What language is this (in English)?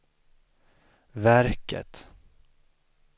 Swedish